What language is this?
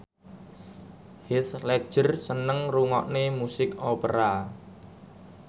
Javanese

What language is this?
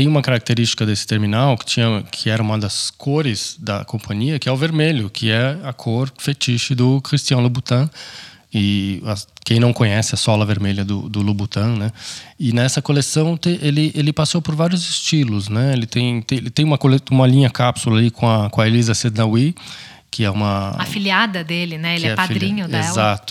Portuguese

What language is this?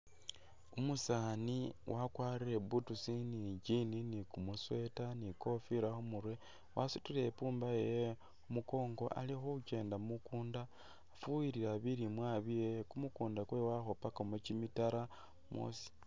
Masaaba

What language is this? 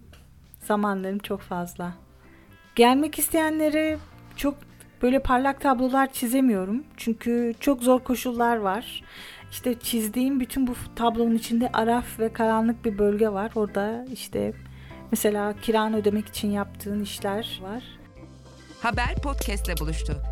Turkish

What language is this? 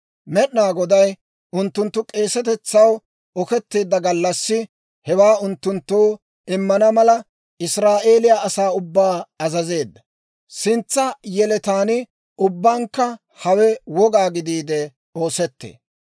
Dawro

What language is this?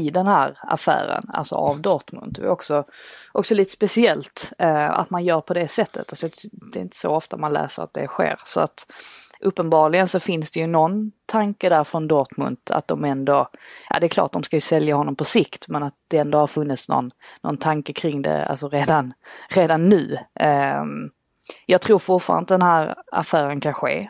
Swedish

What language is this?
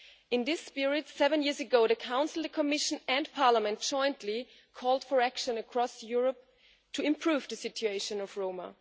English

